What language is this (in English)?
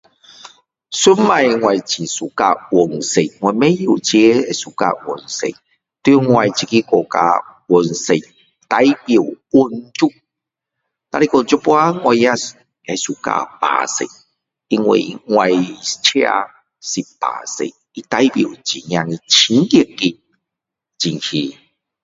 Min Dong Chinese